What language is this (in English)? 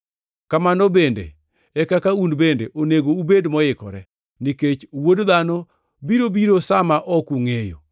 Luo (Kenya and Tanzania)